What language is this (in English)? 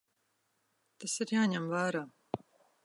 Latvian